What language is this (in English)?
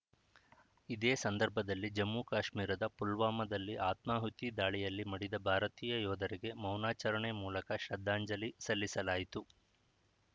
Kannada